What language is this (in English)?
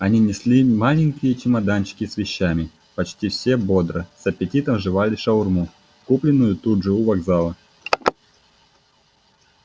Russian